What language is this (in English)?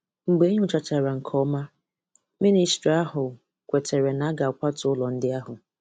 Igbo